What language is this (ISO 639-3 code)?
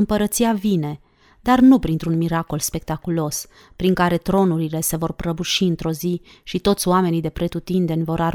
ron